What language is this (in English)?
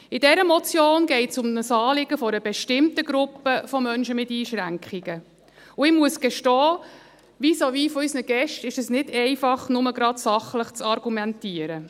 Swiss German